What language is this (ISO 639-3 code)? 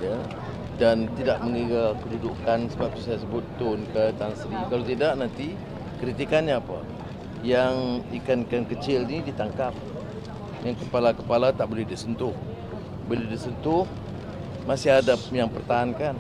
msa